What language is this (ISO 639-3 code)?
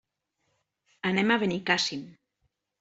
cat